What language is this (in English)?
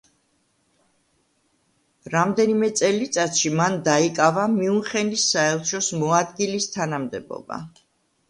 Georgian